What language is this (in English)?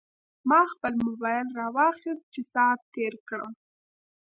Pashto